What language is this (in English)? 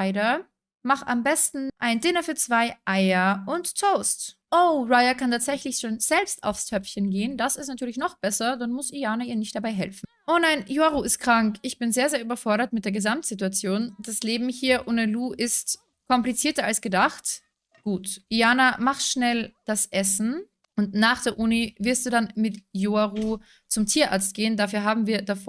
German